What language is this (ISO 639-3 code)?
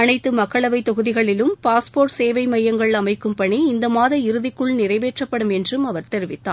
tam